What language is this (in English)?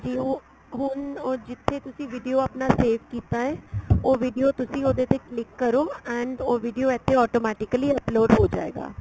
Punjabi